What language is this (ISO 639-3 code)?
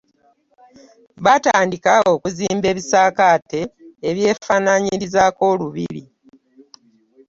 lug